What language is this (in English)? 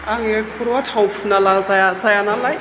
Bodo